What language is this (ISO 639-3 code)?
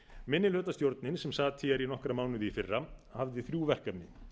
isl